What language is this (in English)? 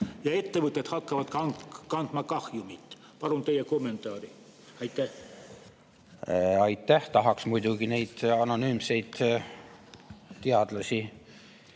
Estonian